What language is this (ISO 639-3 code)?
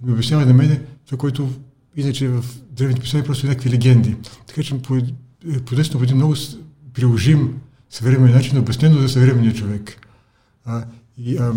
bul